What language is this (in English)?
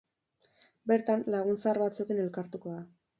Basque